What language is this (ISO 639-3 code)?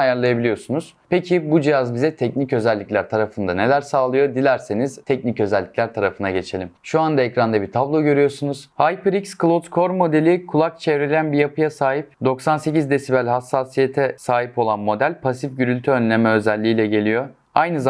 tur